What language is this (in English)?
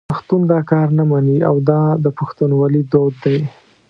Pashto